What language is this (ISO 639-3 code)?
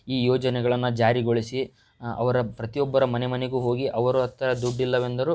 kan